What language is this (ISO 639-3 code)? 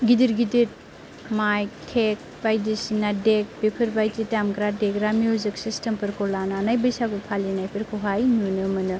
brx